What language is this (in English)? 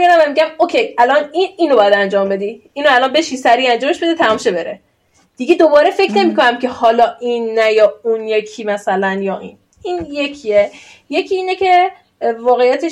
Persian